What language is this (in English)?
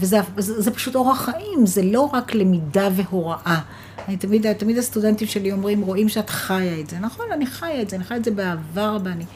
Hebrew